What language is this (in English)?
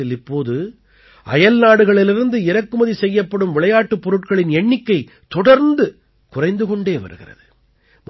Tamil